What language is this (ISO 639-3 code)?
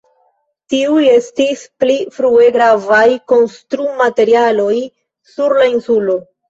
epo